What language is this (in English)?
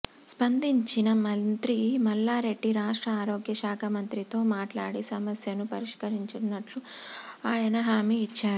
Telugu